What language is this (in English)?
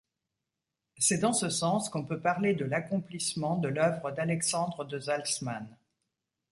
French